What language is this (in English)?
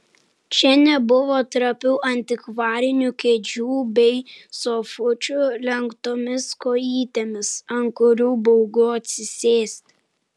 Lithuanian